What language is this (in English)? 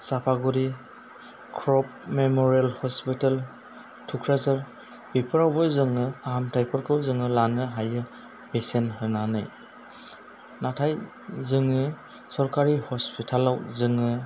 Bodo